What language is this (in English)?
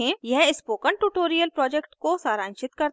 Hindi